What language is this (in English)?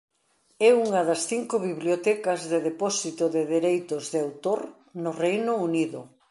Galician